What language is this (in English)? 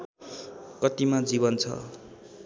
Nepali